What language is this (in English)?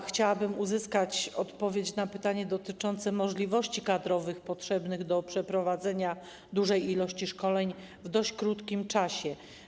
Polish